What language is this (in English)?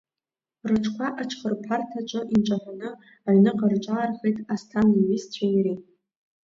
Abkhazian